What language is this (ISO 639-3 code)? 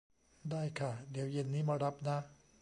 tha